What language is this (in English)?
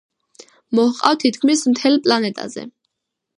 Georgian